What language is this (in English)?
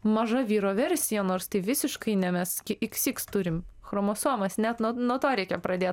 Lithuanian